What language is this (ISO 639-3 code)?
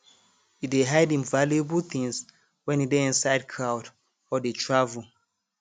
pcm